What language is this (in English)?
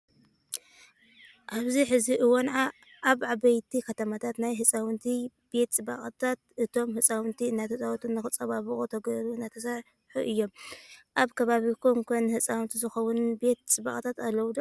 Tigrinya